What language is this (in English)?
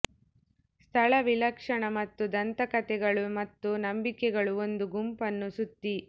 Kannada